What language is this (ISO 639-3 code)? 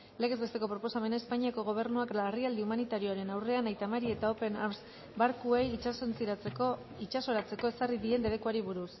eus